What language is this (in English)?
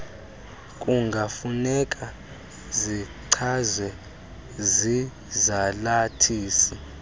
Xhosa